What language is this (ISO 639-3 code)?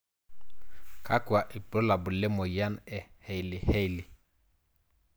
mas